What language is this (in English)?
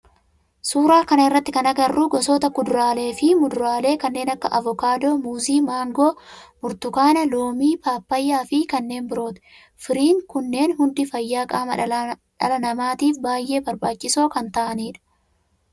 Oromo